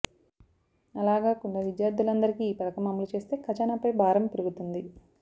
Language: Telugu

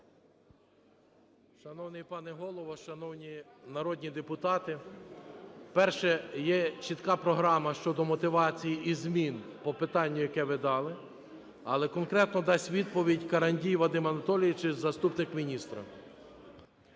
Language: Ukrainian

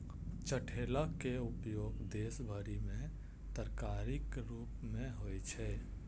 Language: Maithili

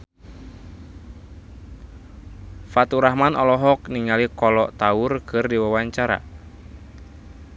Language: Sundanese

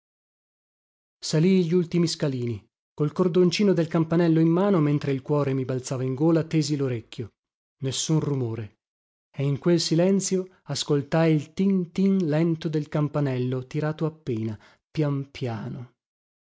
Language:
Italian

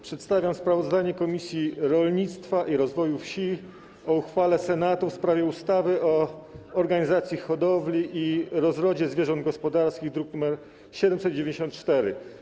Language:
Polish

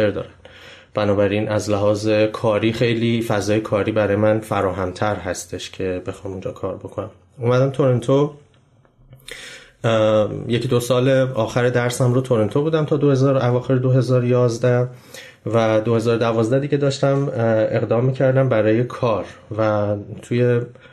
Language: Persian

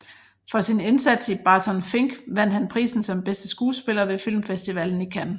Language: Danish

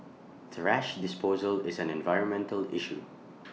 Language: English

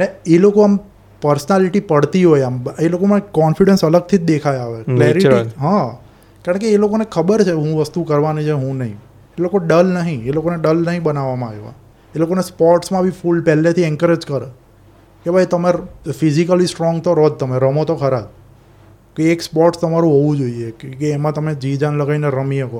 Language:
Gujarati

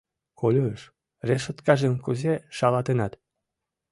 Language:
Mari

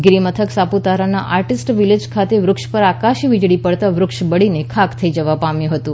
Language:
Gujarati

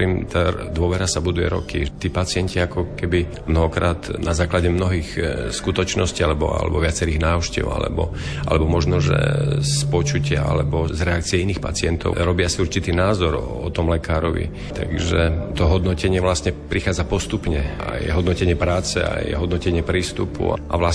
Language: Slovak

